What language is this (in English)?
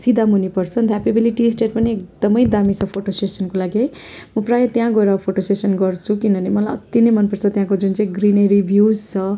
Nepali